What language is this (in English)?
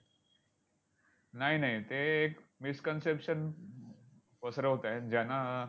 Marathi